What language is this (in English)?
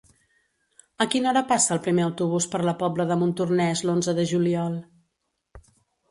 Catalan